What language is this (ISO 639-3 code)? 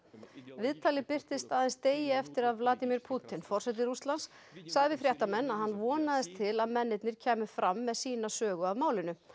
isl